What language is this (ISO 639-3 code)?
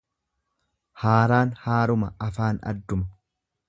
orm